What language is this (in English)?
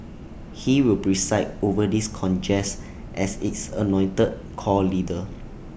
English